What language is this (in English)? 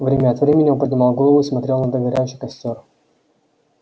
Russian